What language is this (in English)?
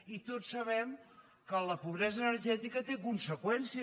Catalan